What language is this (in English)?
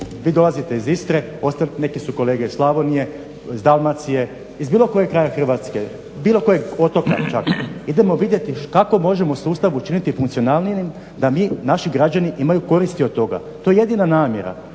Croatian